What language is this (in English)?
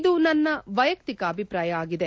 Kannada